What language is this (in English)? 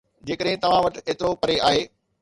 Sindhi